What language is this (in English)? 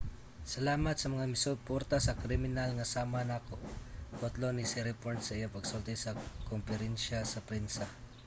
Cebuano